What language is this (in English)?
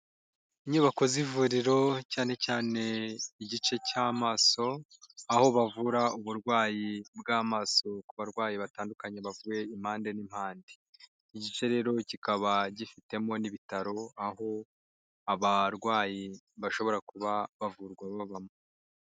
Kinyarwanda